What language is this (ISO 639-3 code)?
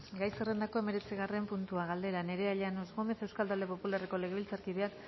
eus